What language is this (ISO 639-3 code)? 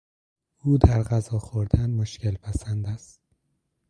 fas